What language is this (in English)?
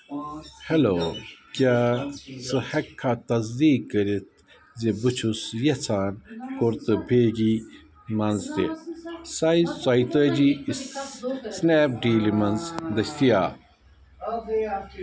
Kashmiri